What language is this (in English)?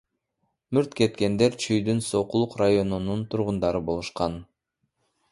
Kyrgyz